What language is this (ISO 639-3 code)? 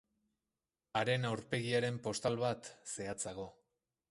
eus